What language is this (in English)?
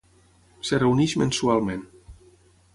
Catalan